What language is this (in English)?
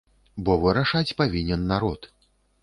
Belarusian